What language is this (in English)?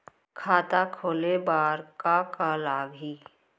Chhattisgarhi